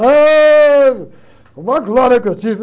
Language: Portuguese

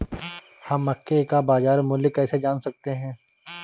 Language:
Hindi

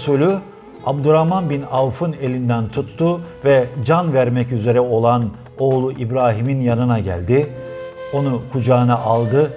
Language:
Turkish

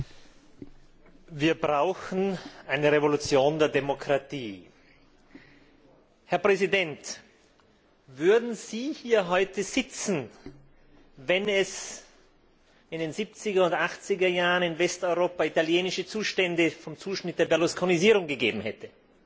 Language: German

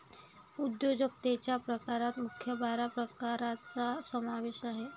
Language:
Marathi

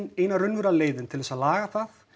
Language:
Icelandic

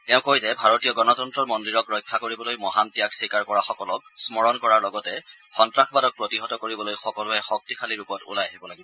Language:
Assamese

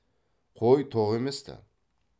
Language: Kazakh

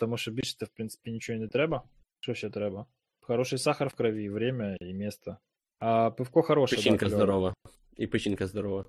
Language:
Ukrainian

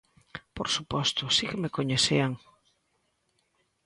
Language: Galician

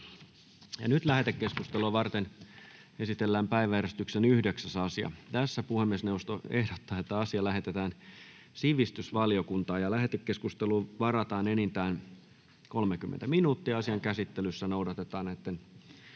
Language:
Finnish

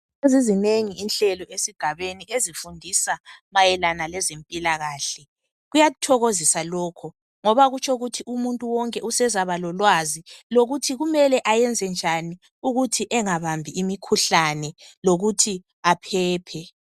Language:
North Ndebele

